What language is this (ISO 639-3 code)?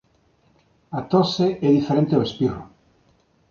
glg